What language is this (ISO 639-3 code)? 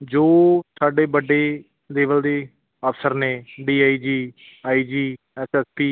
pan